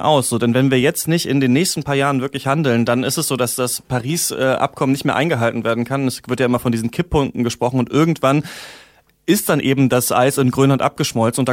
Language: German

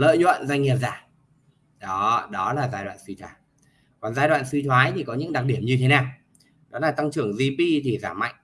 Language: Vietnamese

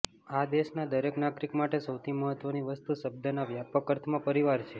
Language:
Gujarati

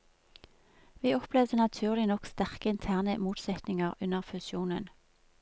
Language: Norwegian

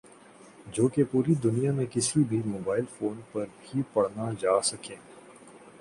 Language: Urdu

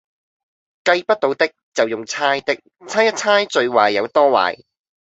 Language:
Cantonese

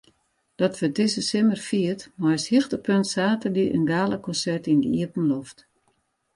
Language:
Western Frisian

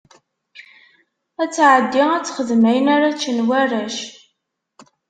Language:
Kabyle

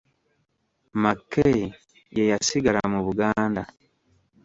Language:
Ganda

